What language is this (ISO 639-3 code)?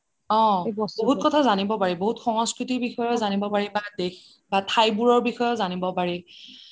asm